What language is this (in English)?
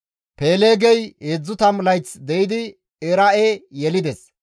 Gamo